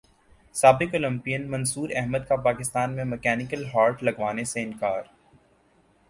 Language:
Urdu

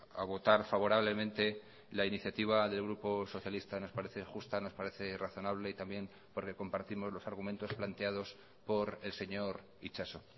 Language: Spanish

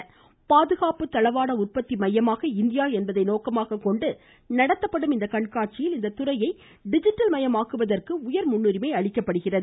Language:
Tamil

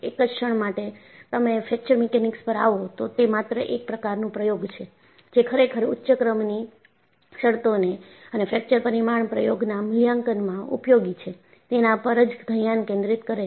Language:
Gujarati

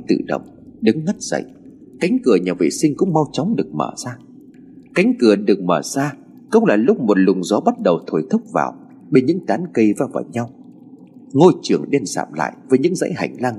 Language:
Vietnamese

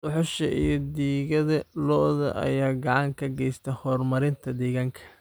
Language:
Somali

